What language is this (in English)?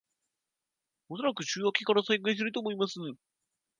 Japanese